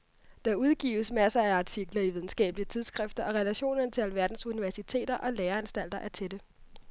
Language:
Danish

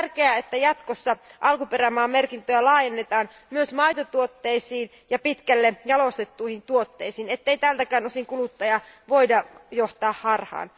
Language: Finnish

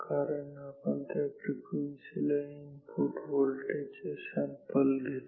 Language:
Marathi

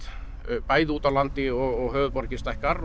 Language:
Icelandic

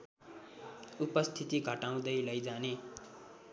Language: Nepali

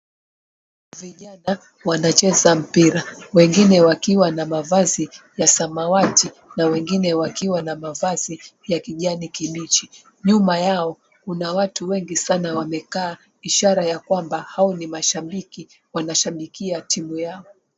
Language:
Swahili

